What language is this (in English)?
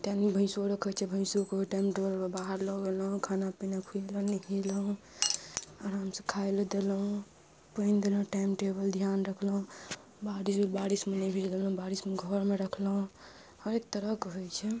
Maithili